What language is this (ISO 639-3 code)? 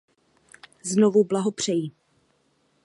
ces